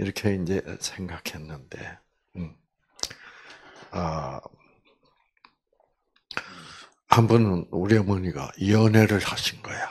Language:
Korean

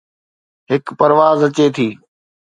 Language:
Sindhi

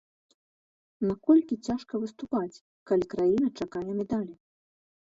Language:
Belarusian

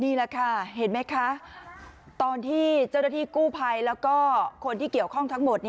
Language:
Thai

